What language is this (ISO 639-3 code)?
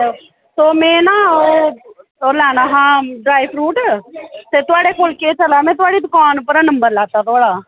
doi